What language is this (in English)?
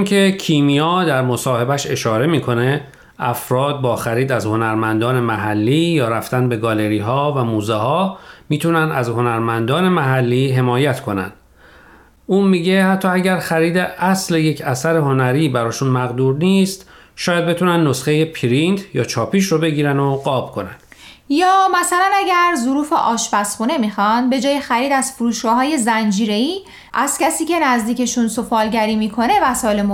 Persian